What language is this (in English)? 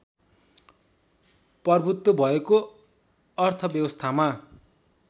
Nepali